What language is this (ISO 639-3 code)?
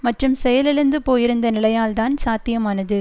tam